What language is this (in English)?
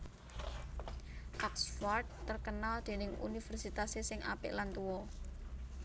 Javanese